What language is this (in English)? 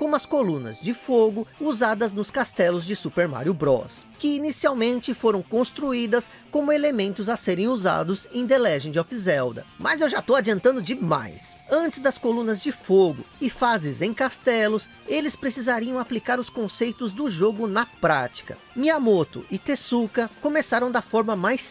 Portuguese